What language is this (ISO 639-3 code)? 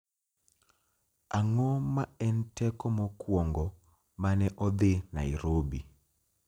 luo